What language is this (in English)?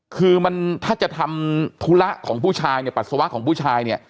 Thai